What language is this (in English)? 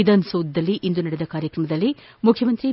Kannada